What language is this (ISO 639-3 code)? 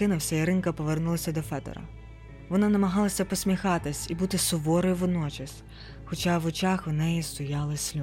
ukr